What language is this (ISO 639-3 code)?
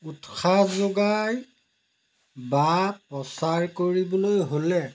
asm